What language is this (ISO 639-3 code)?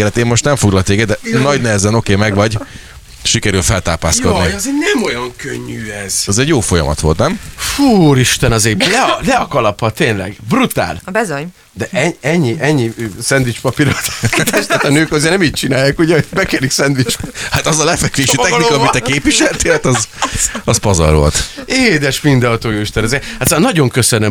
hun